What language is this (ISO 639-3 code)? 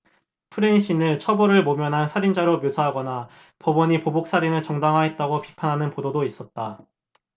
kor